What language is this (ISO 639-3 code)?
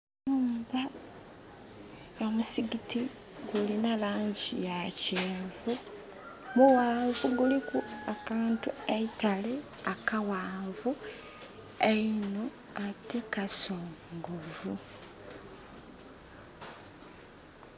xog